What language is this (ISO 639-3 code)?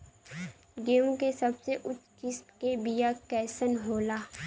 bho